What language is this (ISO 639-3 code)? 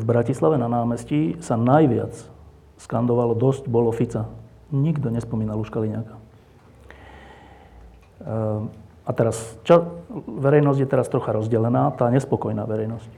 slk